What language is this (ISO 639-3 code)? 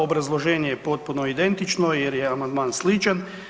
hrv